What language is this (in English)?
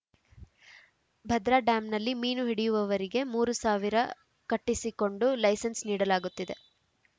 Kannada